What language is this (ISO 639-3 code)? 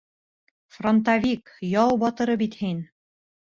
bak